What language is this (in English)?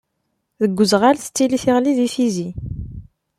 Kabyle